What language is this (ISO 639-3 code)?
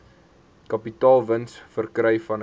afr